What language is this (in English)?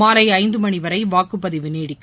Tamil